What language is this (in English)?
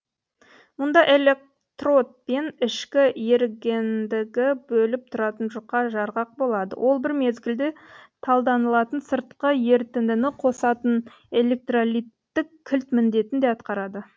Kazakh